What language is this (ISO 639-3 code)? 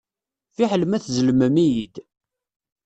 kab